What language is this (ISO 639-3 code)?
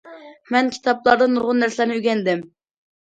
uig